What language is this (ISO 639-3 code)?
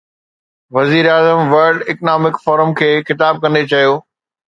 snd